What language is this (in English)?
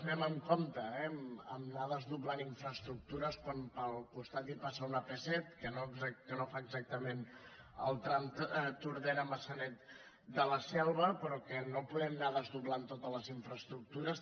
Catalan